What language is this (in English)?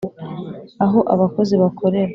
Kinyarwanda